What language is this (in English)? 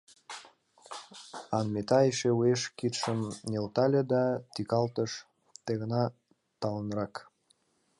Mari